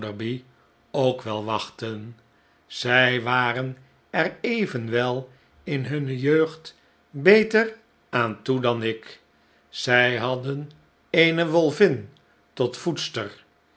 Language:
Dutch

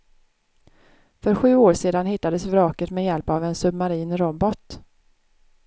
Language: Swedish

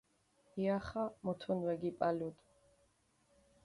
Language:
Mingrelian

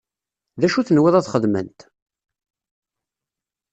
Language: Kabyle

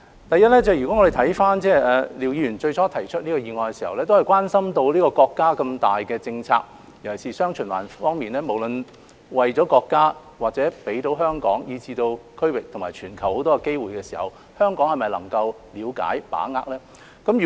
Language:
Cantonese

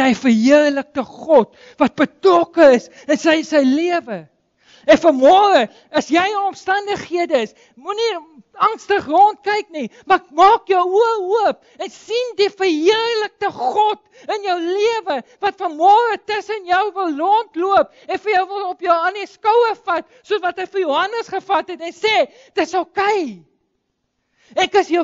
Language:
Dutch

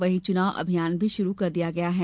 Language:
Hindi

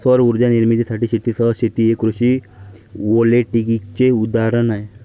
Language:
Marathi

